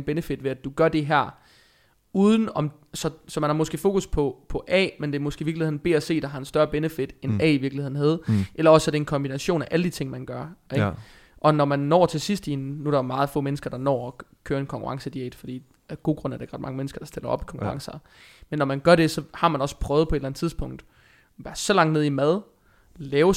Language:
Danish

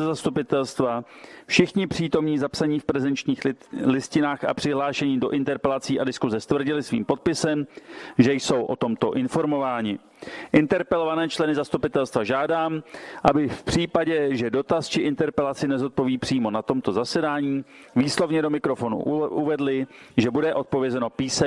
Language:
Czech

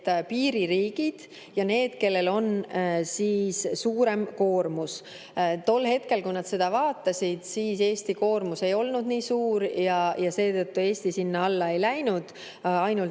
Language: Estonian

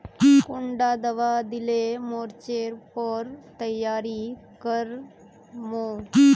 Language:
Magahi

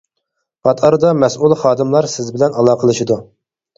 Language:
Uyghur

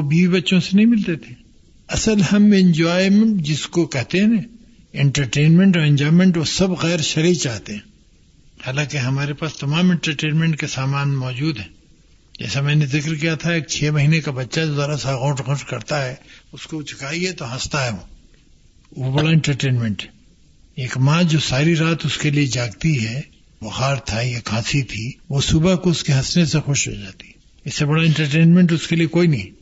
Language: Urdu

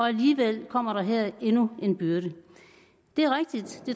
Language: Danish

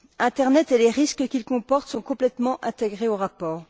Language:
French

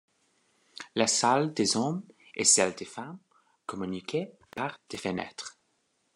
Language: French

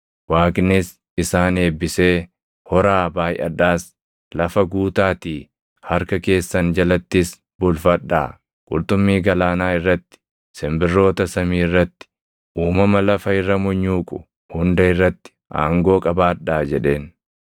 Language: Oromo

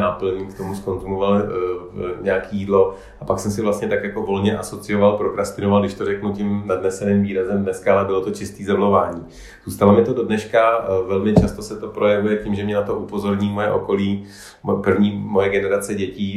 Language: Czech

